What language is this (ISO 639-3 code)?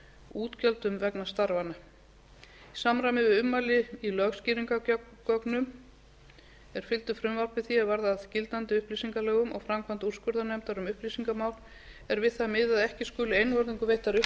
isl